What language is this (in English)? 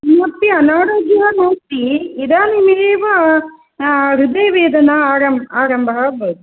Sanskrit